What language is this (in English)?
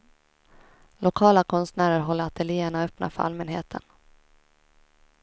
Swedish